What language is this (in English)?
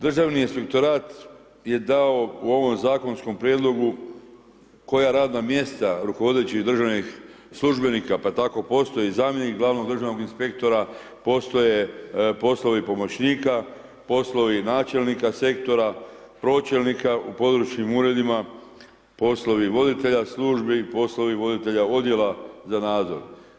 Croatian